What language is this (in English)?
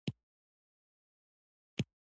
Pashto